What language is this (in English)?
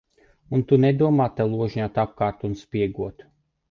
Latvian